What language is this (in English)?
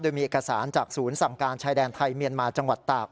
Thai